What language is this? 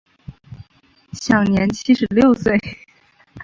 Chinese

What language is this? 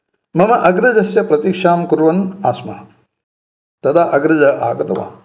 Sanskrit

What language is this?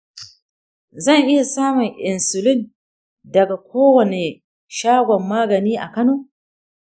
Hausa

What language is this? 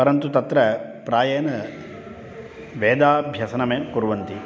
Sanskrit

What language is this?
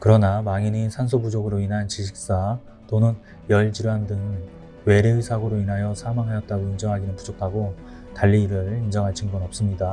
Korean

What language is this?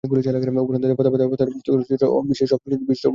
Bangla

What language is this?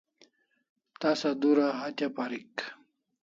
Kalasha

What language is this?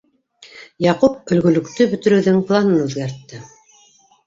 Bashkir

